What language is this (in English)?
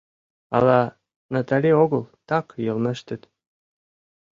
Mari